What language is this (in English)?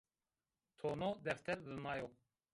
Zaza